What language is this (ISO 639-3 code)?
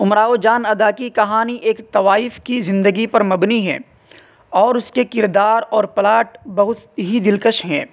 urd